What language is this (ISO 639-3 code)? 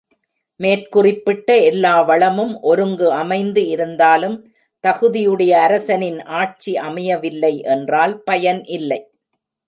tam